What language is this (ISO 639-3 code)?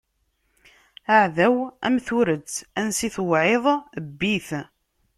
kab